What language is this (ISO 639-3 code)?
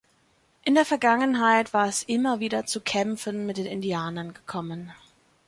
deu